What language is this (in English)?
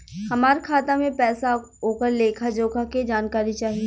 Bhojpuri